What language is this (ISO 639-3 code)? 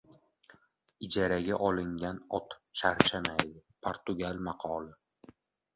uzb